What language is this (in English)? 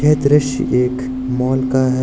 Hindi